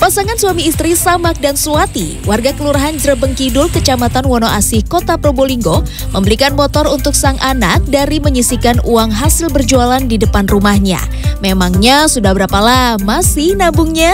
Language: Indonesian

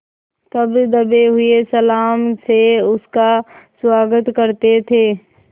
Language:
Hindi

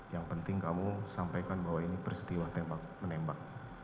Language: Indonesian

